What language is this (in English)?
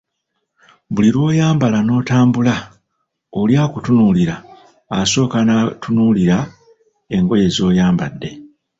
Ganda